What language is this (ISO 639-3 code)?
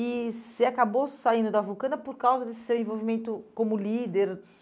por